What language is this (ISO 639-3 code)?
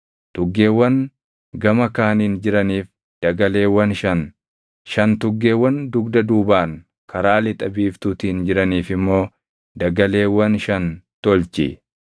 orm